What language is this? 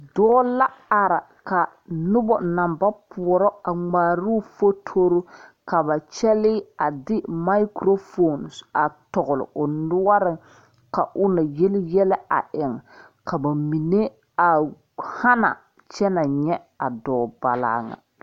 Southern Dagaare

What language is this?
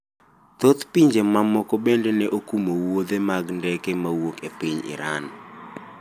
Luo (Kenya and Tanzania)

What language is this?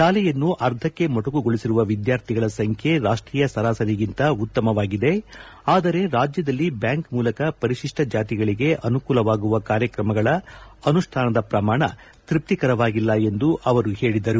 Kannada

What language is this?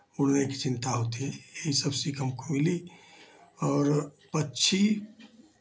Hindi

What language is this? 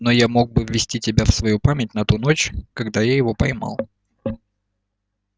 Russian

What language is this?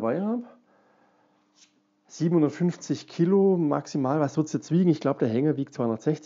German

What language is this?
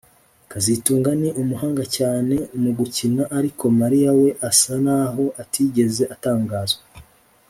Kinyarwanda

